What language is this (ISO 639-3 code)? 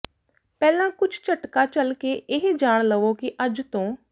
pan